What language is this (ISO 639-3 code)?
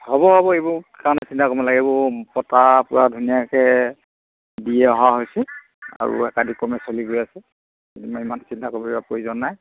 asm